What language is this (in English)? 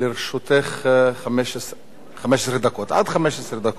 Hebrew